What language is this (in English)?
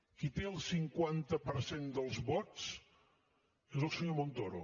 Catalan